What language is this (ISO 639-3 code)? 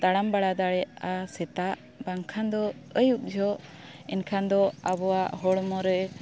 sat